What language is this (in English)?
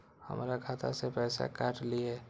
Maithili